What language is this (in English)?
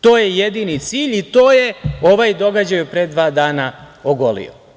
Serbian